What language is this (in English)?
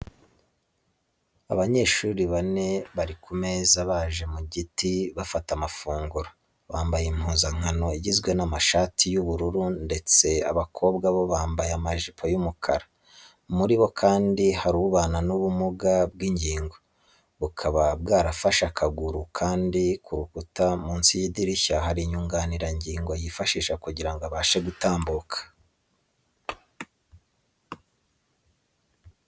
Kinyarwanda